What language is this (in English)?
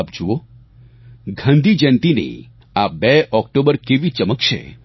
Gujarati